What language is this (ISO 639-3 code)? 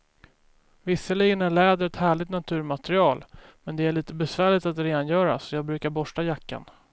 swe